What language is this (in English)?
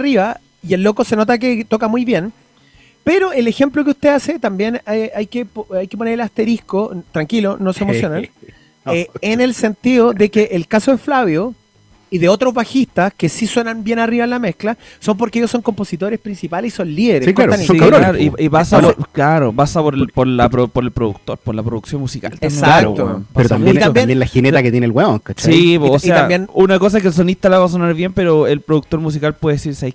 Spanish